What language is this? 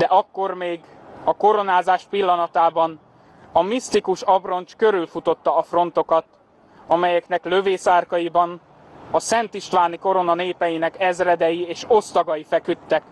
Hungarian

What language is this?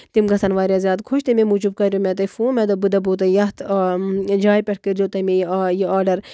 Kashmiri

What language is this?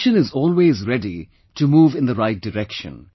English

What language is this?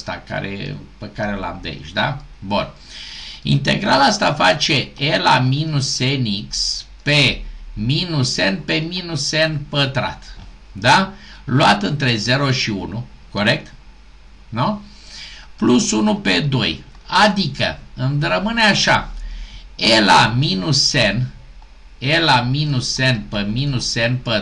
Romanian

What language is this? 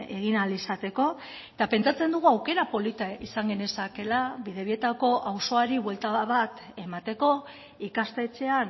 Basque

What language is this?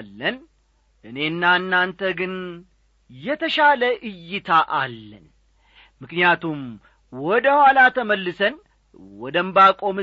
Amharic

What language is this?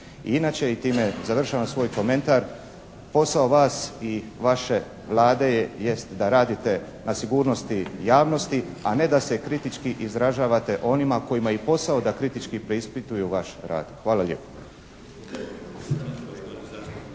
Croatian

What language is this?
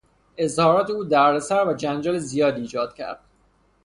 Persian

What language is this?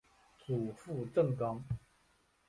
Chinese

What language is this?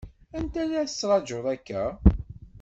Kabyle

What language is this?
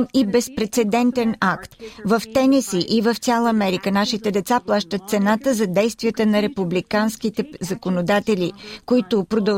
Bulgarian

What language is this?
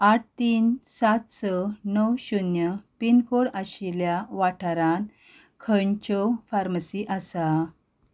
Konkani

